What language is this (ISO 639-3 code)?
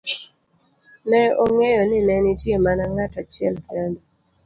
luo